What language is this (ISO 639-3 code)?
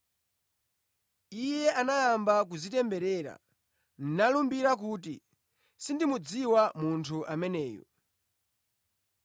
nya